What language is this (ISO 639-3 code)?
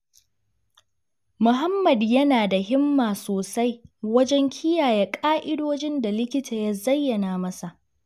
hau